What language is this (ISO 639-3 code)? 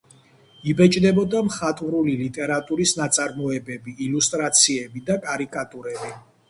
kat